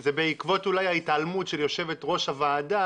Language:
Hebrew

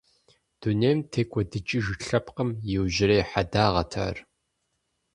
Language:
Kabardian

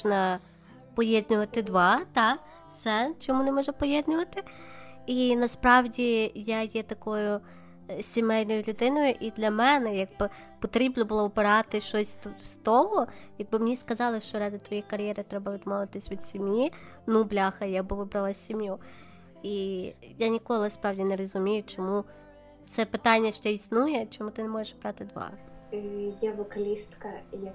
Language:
Ukrainian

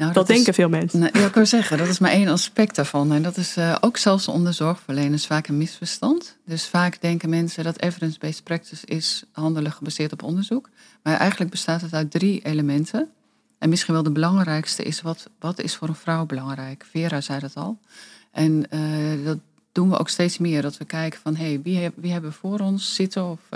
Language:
Dutch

